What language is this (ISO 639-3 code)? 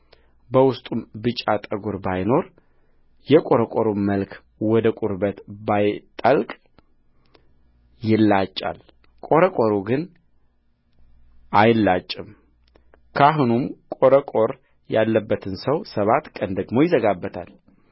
amh